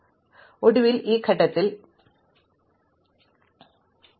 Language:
Malayalam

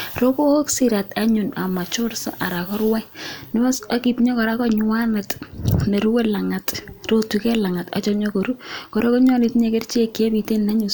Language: Kalenjin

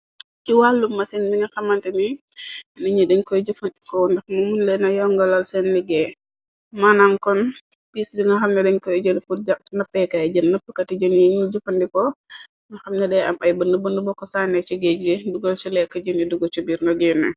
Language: Wolof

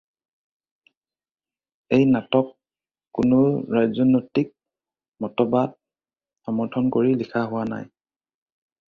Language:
Assamese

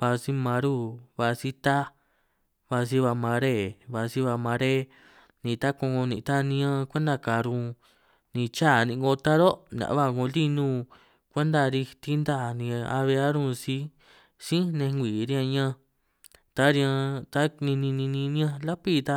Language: San Martín Itunyoso Triqui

